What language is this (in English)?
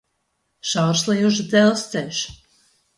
Latvian